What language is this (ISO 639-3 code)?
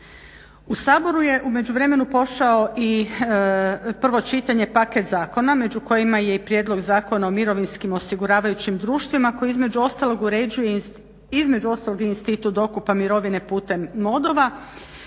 hrv